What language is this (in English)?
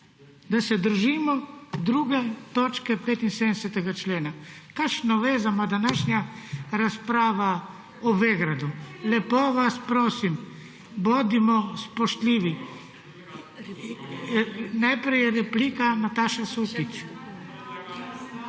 Slovenian